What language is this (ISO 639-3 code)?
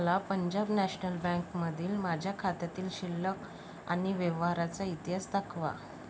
mar